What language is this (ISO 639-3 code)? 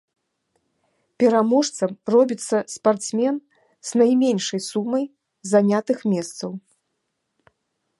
bel